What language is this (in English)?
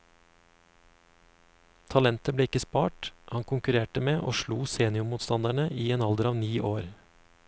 Norwegian